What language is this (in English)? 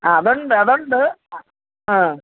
Malayalam